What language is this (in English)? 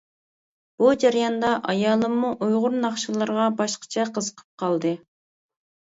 Uyghur